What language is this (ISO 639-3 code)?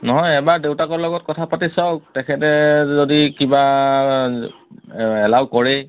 asm